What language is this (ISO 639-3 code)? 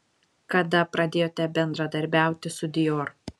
lit